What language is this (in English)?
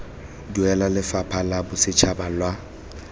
Tswana